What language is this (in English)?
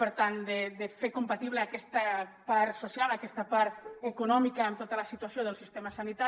Catalan